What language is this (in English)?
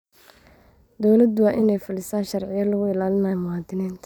Somali